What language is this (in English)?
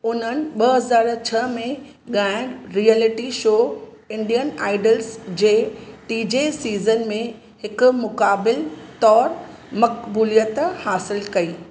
Sindhi